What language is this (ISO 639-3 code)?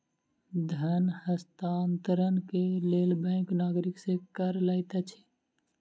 mai